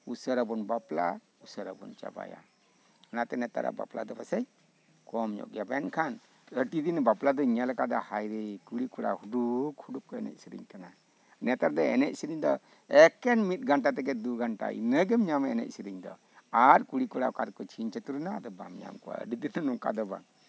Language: Santali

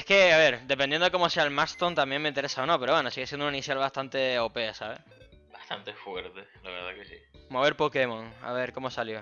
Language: Spanish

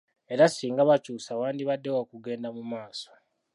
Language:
Ganda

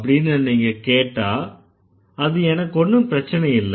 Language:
Tamil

